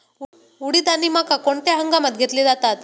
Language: Marathi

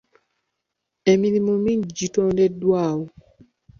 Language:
Ganda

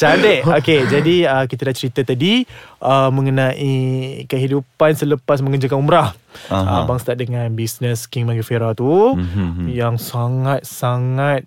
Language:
Malay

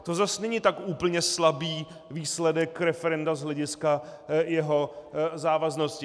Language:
Czech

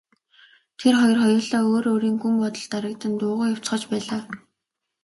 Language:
Mongolian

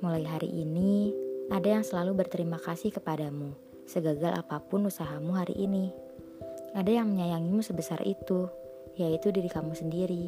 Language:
Indonesian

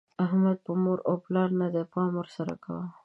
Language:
Pashto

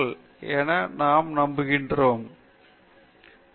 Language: Tamil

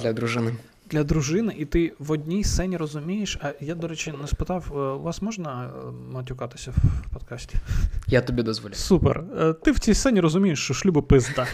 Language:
Ukrainian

